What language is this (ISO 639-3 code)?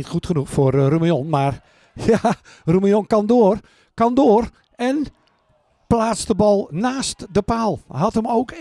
nld